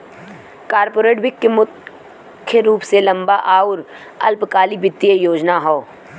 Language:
Bhojpuri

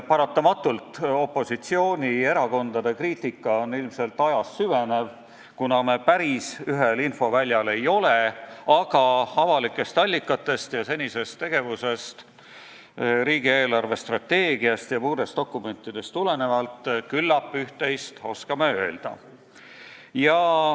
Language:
Estonian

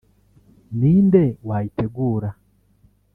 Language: Kinyarwanda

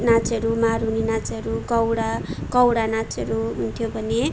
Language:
Nepali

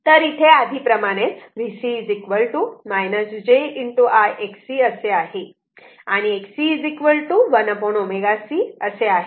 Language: Marathi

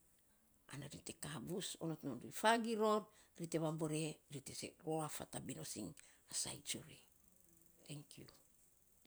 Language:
Saposa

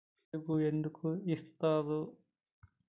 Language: Telugu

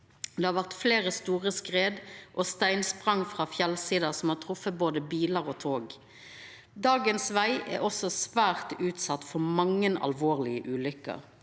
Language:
Norwegian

